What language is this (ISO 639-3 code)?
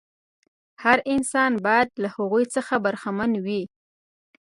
pus